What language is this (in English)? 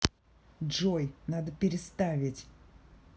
Russian